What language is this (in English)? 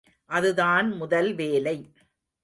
Tamil